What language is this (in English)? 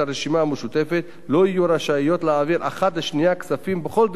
Hebrew